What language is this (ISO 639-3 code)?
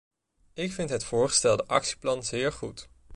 nld